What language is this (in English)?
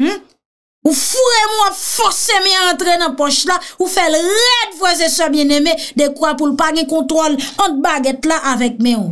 French